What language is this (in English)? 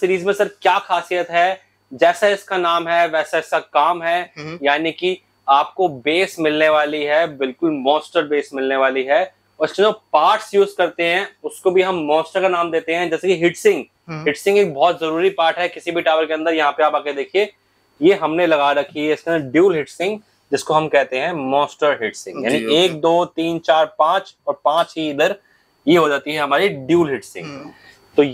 Hindi